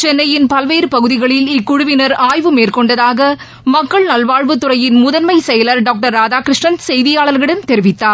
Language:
Tamil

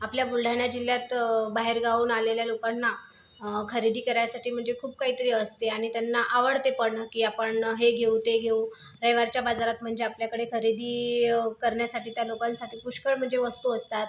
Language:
Marathi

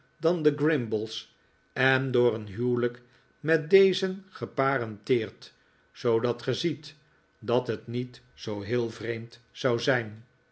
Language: Dutch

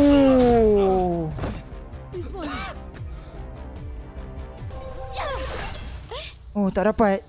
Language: Malay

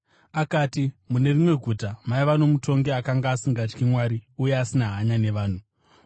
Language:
Shona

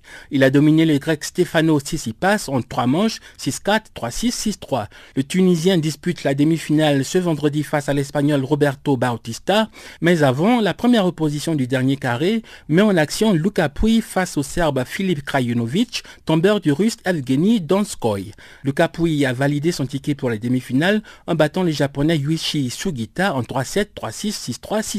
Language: French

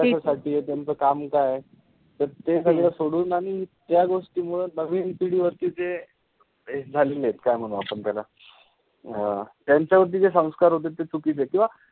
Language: Marathi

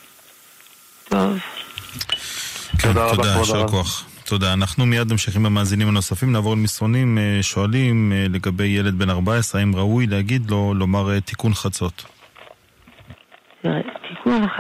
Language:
Hebrew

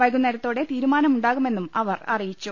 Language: Malayalam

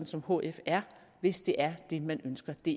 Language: Danish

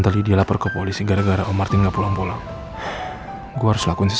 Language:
Indonesian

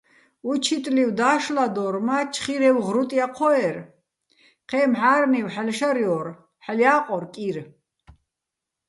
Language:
Bats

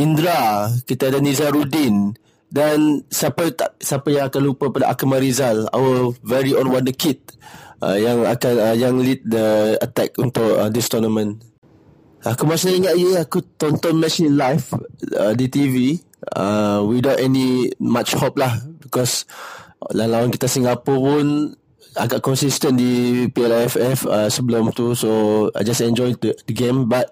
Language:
Malay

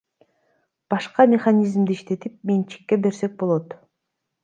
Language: Kyrgyz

